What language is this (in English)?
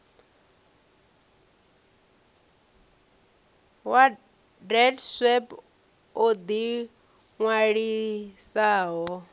Venda